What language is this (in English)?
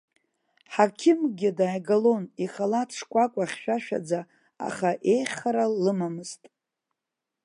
Abkhazian